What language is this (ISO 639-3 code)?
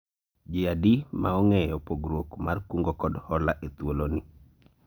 luo